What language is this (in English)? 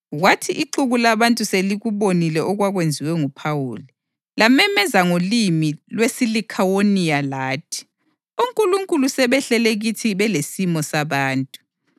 North Ndebele